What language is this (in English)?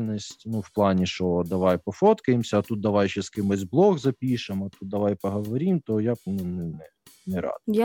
Ukrainian